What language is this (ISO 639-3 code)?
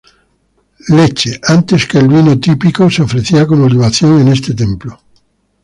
spa